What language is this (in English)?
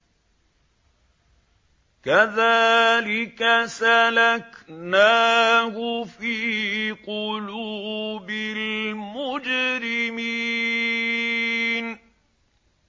Arabic